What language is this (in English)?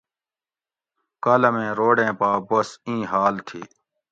Gawri